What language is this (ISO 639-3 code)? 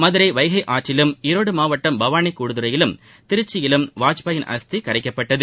tam